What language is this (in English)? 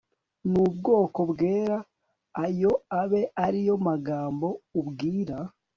Kinyarwanda